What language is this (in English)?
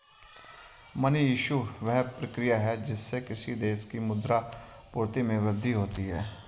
Hindi